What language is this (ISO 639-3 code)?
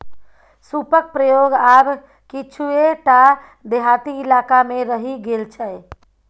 mai